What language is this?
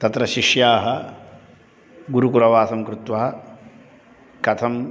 Sanskrit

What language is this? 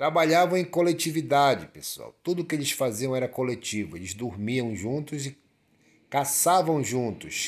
Portuguese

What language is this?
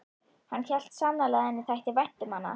Icelandic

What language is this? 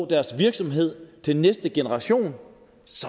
Danish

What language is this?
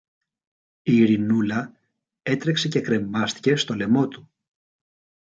Greek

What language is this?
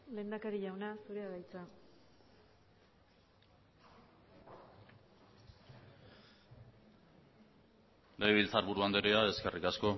Basque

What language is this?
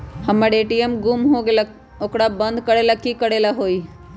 Magahi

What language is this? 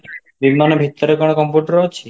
Odia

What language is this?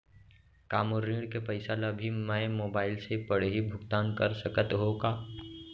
Chhattisgarhi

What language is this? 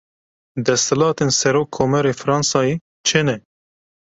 Kurdish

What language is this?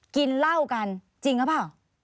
Thai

